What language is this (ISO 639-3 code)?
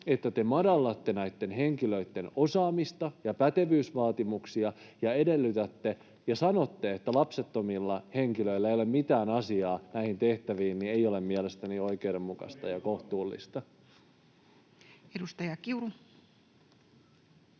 fin